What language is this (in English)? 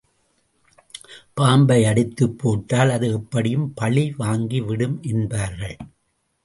Tamil